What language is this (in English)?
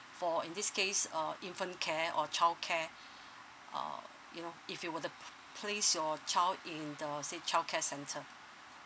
English